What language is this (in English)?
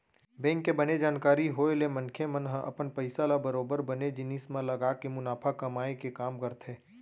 Chhattisgarhi